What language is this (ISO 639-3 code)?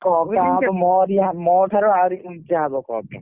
ori